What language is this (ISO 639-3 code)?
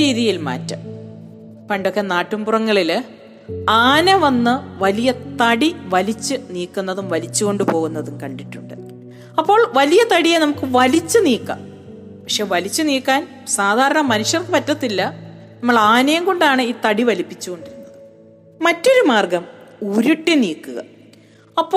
mal